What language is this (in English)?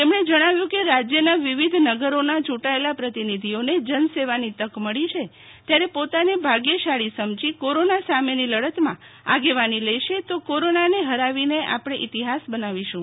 Gujarati